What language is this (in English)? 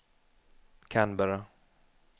Norwegian